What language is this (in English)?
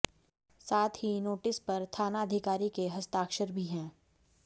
Hindi